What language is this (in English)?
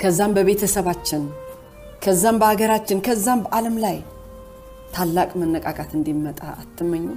Amharic